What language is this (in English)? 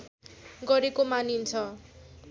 Nepali